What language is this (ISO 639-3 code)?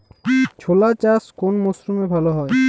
ben